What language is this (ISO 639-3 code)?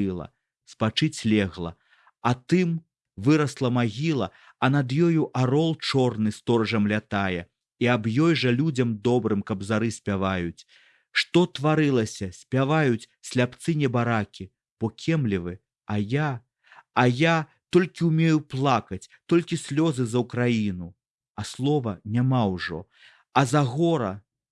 ukr